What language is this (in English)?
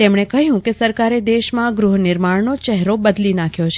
Gujarati